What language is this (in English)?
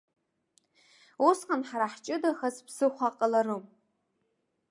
Abkhazian